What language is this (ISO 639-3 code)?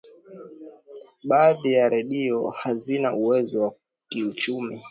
swa